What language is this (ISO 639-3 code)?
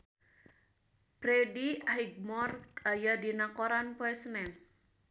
sun